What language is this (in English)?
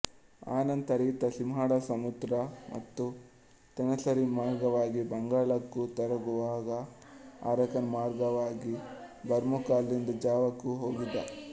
Kannada